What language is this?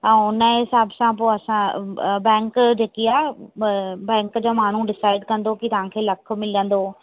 Sindhi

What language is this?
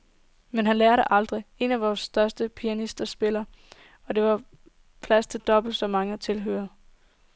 Danish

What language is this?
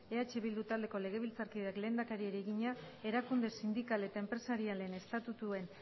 Basque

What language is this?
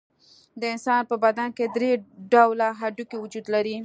Pashto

